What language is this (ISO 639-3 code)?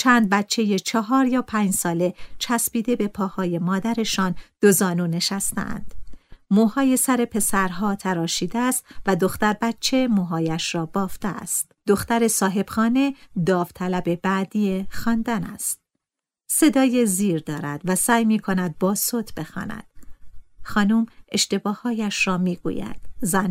fas